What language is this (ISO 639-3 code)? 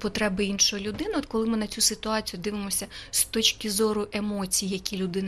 ukr